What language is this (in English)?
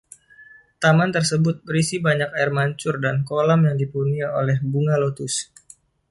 Indonesian